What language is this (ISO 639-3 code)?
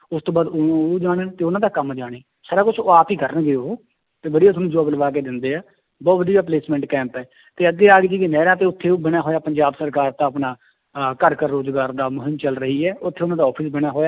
pan